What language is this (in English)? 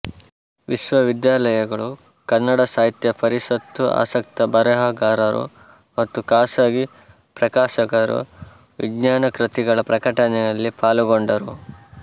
Kannada